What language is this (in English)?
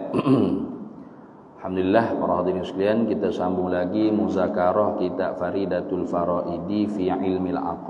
Malay